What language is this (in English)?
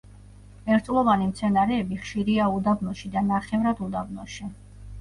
Georgian